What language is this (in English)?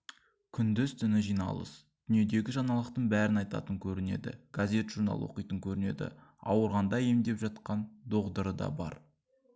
Kazakh